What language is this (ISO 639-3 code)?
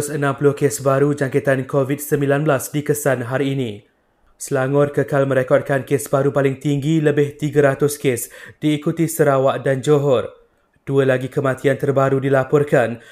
msa